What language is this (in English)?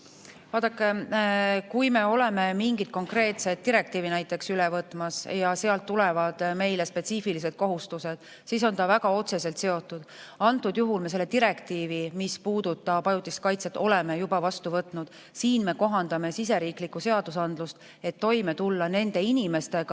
Estonian